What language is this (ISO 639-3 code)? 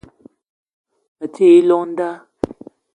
eto